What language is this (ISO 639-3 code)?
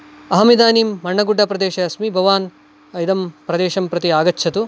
san